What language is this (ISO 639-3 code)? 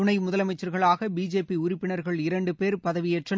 tam